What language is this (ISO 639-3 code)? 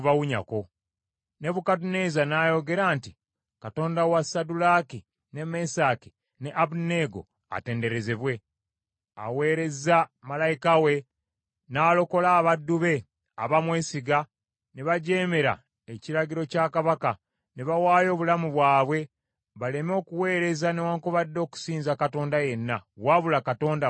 lug